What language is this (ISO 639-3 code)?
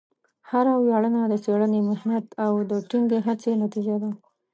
pus